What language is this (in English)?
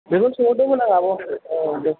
Bodo